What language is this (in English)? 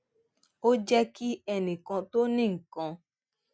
Yoruba